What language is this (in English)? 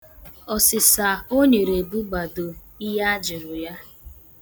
Igbo